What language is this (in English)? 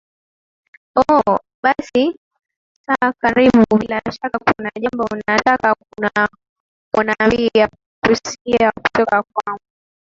Swahili